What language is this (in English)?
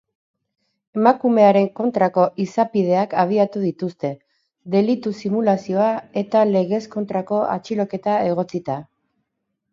Basque